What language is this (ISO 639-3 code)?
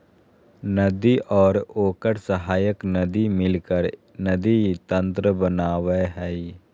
mag